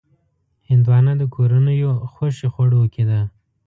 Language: Pashto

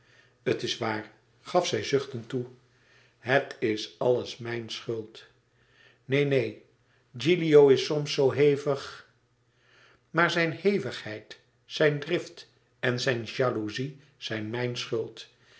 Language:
Dutch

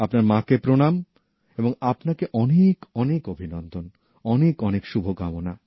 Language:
Bangla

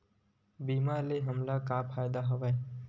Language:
Chhattisgarhi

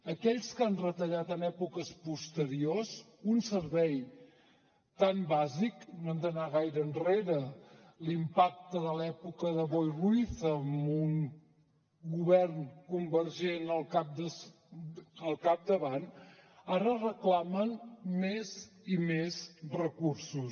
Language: Catalan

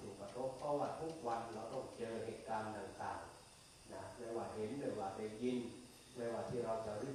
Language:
Thai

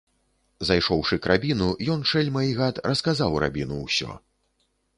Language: Belarusian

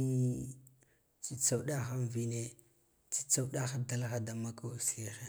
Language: Guduf-Gava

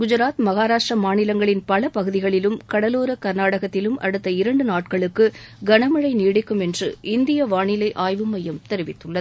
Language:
Tamil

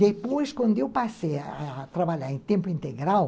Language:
Portuguese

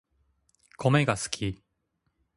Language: Japanese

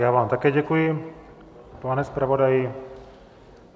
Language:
Czech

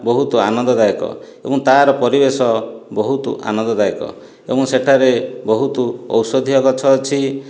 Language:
Odia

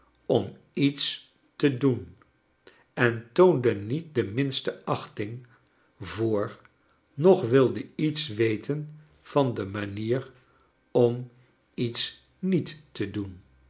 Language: Dutch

